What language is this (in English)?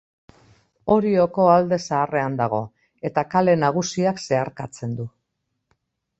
Basque